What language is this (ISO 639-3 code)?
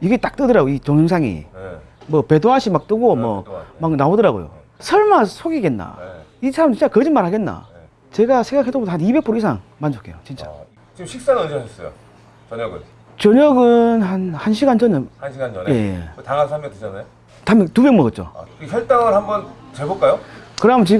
kor